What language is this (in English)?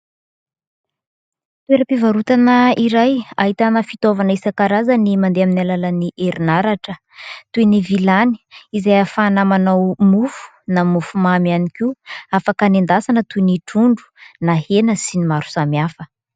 Malagasy